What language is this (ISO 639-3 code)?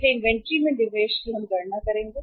hin